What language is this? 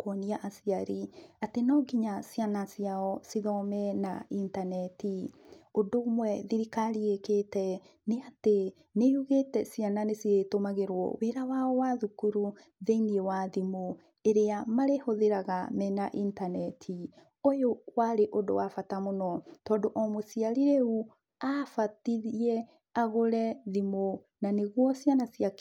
Kikuyu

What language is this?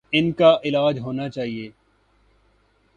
Urdu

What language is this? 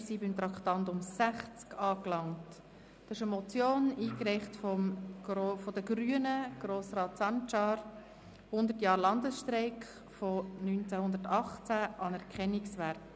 Swiss German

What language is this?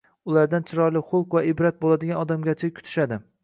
Uzbek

